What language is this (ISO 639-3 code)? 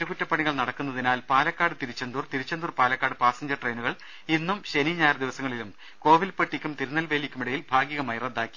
mal